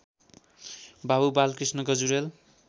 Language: Nepali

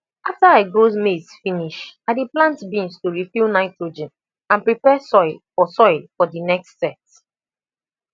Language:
Nigerian Pidgin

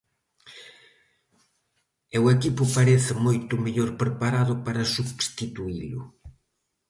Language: Galician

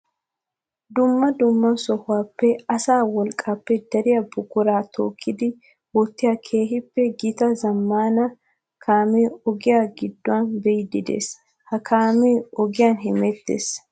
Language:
Wolaytta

